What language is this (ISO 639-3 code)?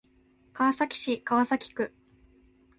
jpn